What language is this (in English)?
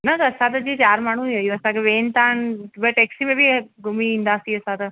Sindhi